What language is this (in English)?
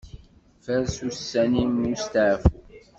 Kabyle